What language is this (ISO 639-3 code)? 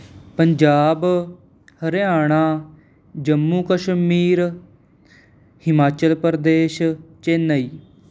pan